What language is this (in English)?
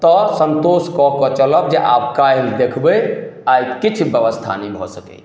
Maithili